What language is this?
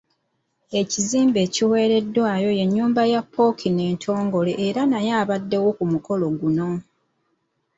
Ganda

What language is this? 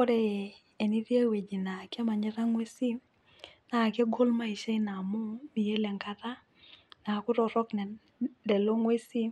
Masai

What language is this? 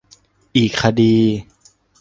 Thai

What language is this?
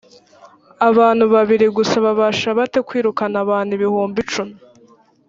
Kinyarwanda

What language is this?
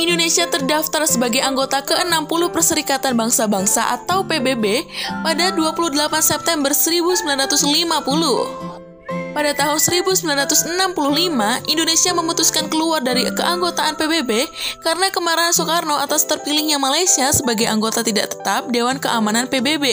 Indonesian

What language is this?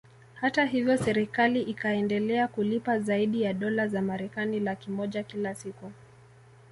Swahili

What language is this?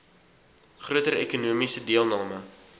Afrikaans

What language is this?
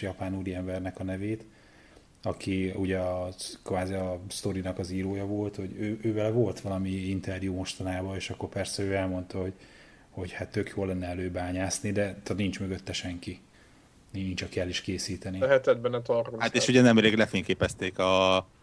Hungarian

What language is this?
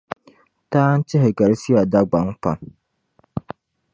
Dagbani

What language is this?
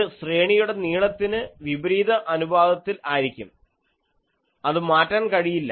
Malayalam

